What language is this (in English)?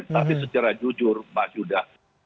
Indonesian